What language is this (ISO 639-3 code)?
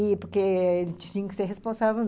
por